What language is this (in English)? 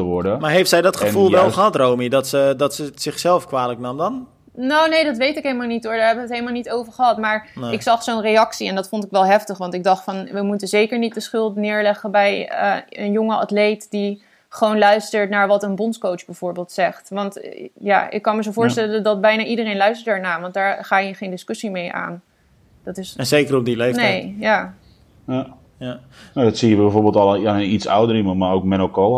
Dutch